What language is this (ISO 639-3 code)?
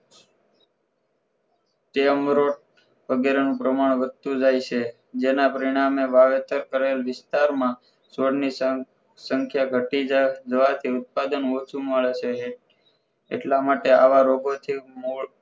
guj